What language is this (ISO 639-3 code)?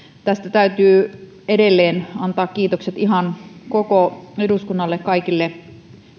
fin